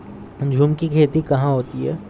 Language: Hindi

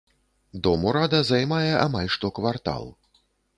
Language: Belarusian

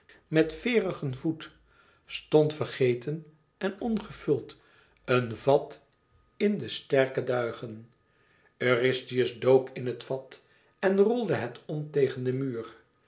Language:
Dutch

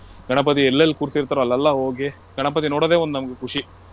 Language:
Kannada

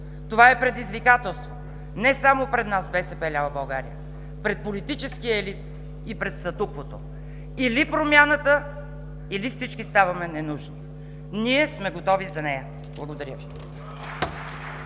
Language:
Bulgarian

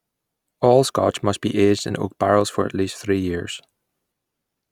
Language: English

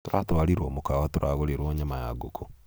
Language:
Kikuyu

